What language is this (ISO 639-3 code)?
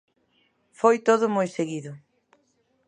glg